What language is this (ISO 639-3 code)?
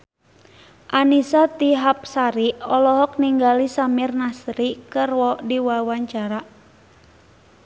sun